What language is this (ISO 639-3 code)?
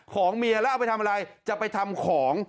tha